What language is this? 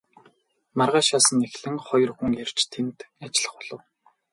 Mongolian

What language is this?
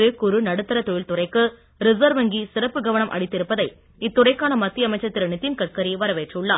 Tamil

